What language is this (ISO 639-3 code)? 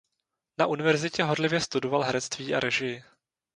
ces